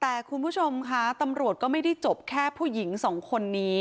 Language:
Thai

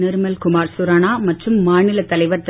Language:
Tamil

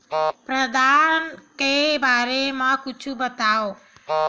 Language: Chhattisgarhi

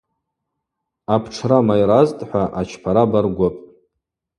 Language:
Abaza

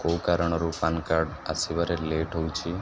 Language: Odia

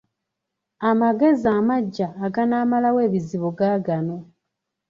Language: Ganda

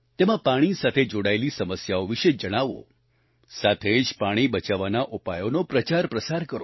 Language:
Gujarati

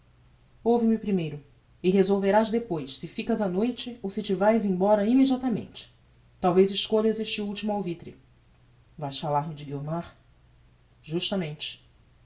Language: Portuguese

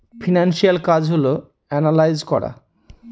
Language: Bangla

